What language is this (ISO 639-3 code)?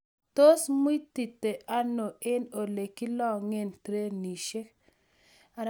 kln